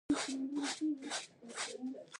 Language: Pashto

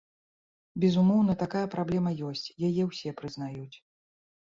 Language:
Belarusian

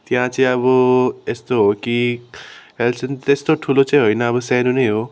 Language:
Nepali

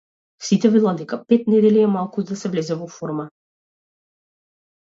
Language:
Macedonian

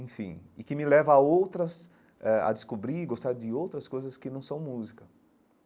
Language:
Portuguese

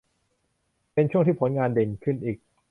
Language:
Thai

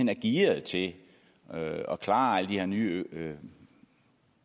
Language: Danish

